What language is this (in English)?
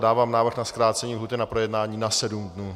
Czech